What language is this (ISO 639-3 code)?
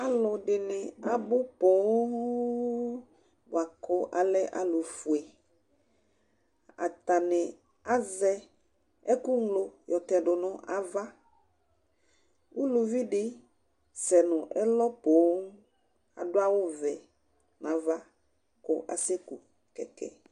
kpo